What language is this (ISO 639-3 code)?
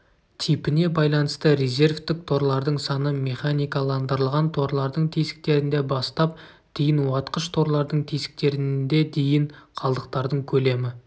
kaz